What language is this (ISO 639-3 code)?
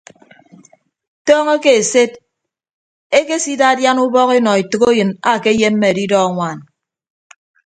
ibb